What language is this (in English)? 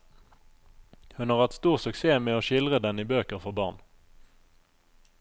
Norwegian